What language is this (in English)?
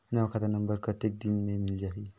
Chhattisgarhi